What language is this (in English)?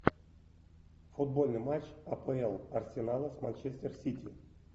Russian